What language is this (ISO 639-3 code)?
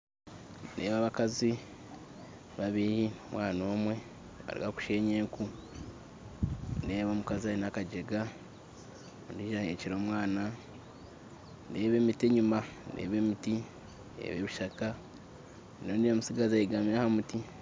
nyn